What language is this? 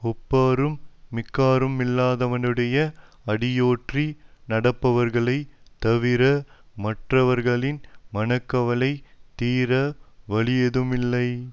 Tamil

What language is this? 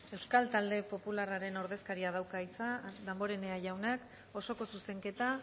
Basque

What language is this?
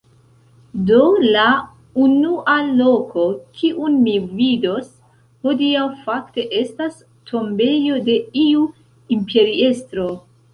Esperanto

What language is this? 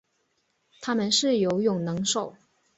Chinese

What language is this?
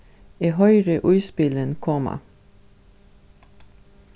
Faroese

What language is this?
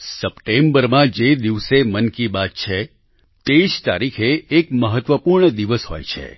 Gujarati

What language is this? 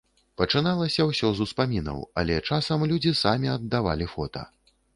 Belarusian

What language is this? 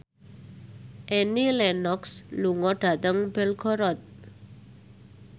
Javanese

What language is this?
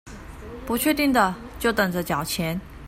Chinese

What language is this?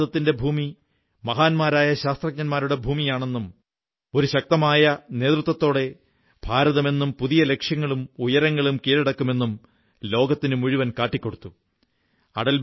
Malayalam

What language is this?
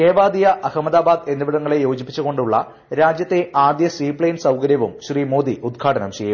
Malayalam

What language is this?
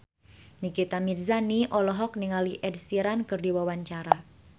Sundanese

